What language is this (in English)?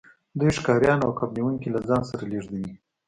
Pashto